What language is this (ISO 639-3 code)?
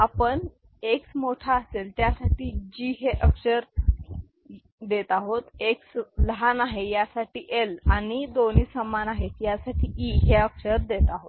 mar